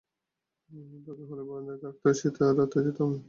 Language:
Bangla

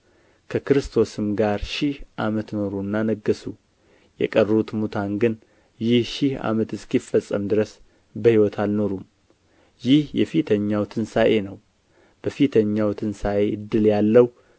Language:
Amharic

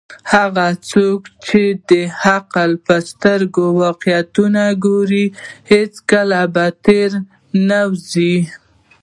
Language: Pashto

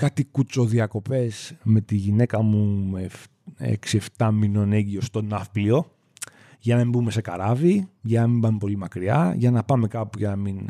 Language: Greek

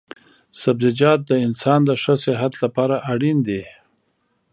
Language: Pashto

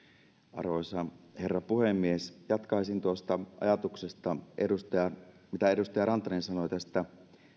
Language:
Finnish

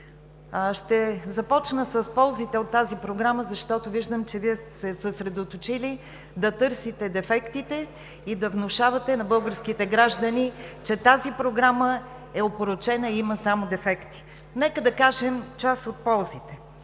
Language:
Bulgarian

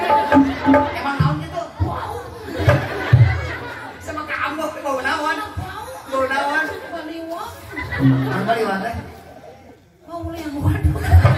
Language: Indonesian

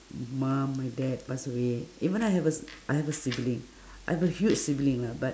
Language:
English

